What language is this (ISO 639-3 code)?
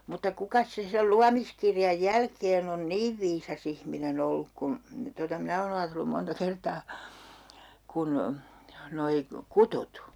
fin